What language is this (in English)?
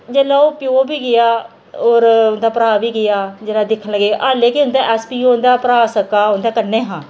Dogri